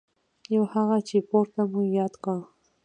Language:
Pashto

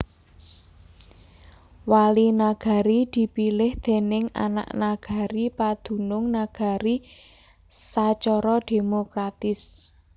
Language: Javanese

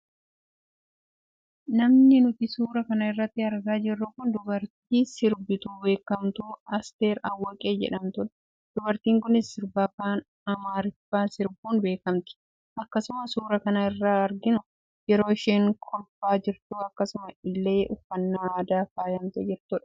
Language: Oromo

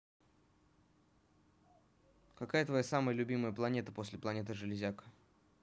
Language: Russian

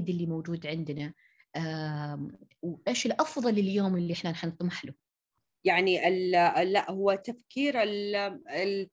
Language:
Arabic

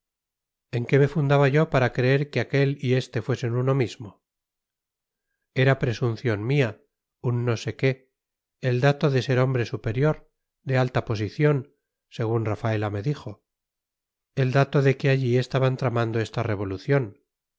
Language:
Spanish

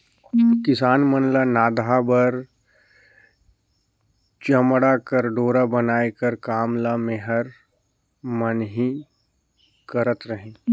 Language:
Chhattisgarhi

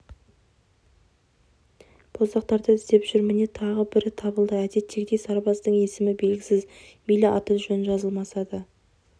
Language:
Kazakh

